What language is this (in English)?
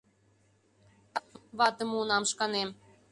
Mari